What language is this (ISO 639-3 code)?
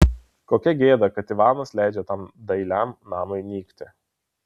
lit